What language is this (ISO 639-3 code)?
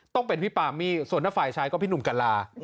tha